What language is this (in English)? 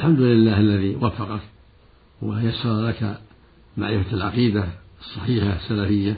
Arabic